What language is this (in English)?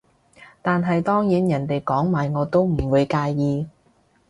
Cantonese